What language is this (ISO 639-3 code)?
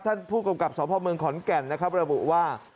tha